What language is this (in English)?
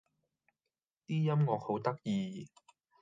Cantonese